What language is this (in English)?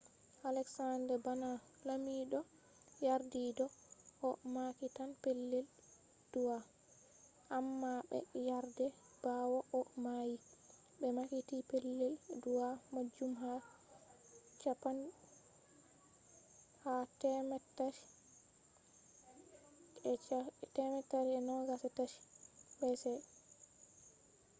Fula